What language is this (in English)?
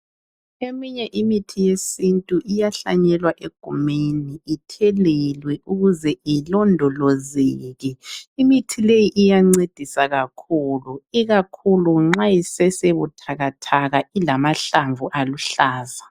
North Ndebele